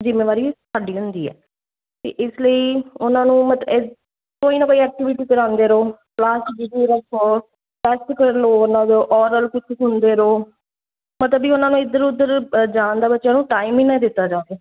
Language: Punjabi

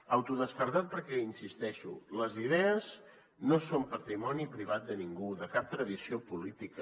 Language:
Catalan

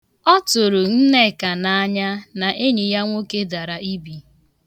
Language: Igbo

